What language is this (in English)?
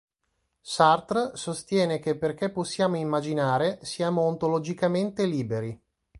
Italian